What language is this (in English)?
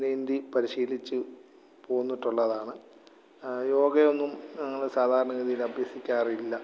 Malayalam